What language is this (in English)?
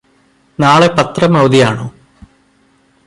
Malayalam